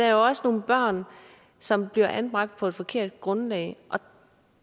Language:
Danish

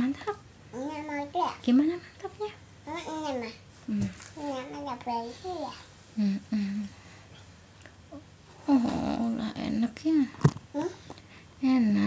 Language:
Indonesian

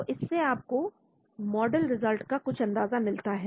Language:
Hindi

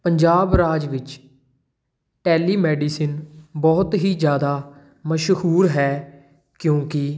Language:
Punjabi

